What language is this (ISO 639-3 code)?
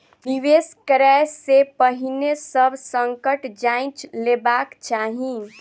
mai